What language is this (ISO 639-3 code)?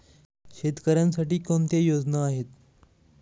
mar